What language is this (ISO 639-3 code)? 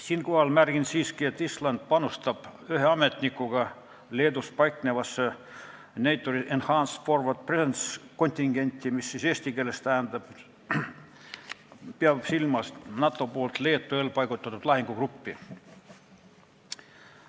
est